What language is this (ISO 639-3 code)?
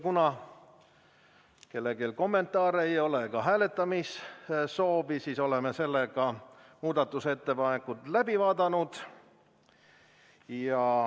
est